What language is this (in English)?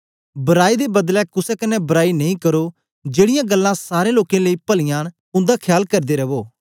Dogri